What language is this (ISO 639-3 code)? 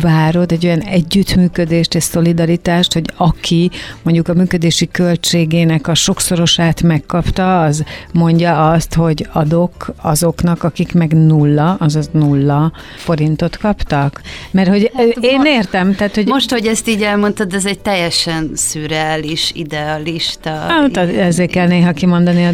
hun